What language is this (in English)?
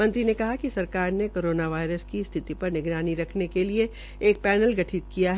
Hindi